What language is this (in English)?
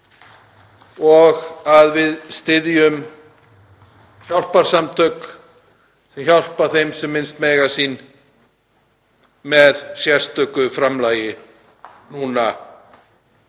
Icelandic